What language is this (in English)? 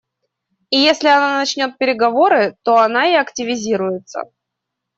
Russian